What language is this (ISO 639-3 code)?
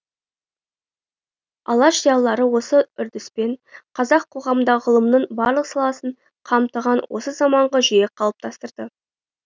kaz